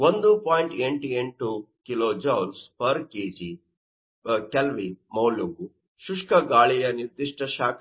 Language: Kannada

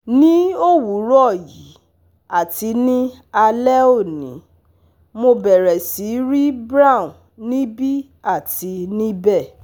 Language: Yoruba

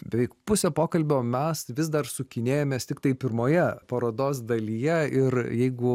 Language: Lithuanian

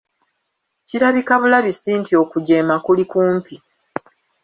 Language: Ganda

